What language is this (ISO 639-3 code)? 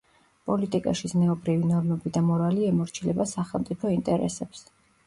kat